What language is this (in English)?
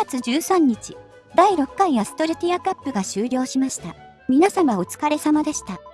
Japanese